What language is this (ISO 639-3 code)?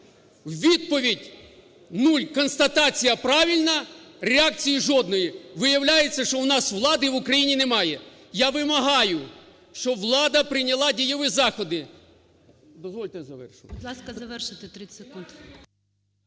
ukr